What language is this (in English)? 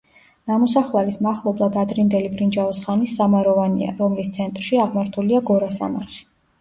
Georgian